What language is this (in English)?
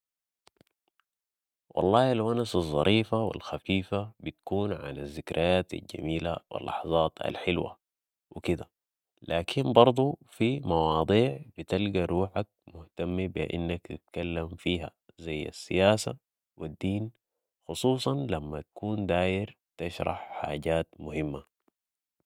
Sudanese Arabic